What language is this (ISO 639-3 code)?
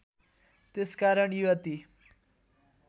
nep